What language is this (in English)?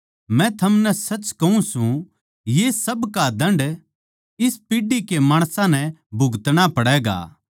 Haryanvi